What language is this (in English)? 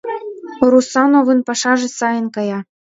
Mari